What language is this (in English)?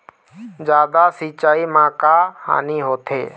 Chhattisgarhi